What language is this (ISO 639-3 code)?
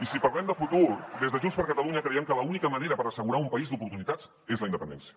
cat